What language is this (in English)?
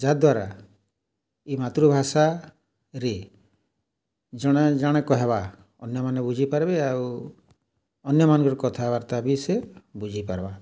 Odia